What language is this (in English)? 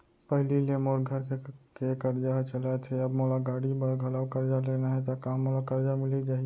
Chhattisgarhi